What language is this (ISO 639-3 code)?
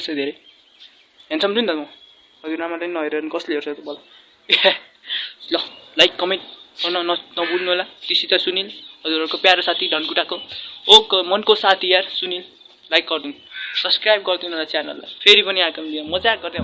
nep